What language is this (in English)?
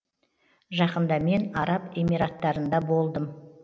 Kazakh